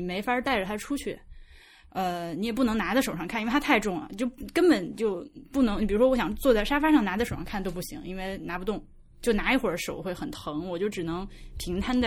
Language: Chinese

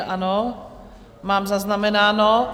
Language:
Czech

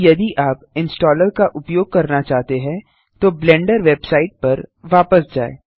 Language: Hindi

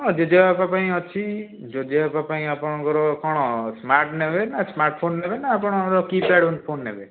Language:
Odia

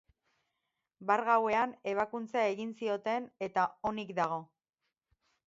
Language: Basque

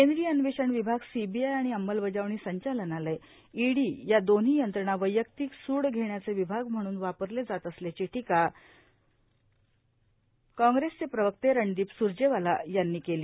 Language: Marathi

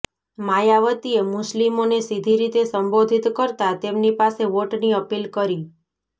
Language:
Gujarati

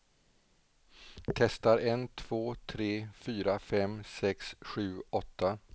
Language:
Swedish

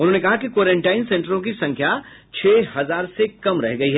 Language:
Hindi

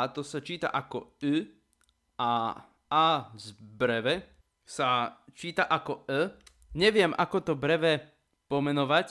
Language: Slovak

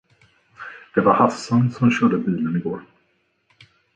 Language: Swedish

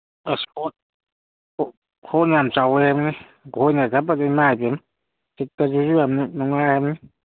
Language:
Manipuri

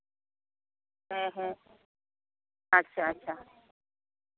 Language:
Santali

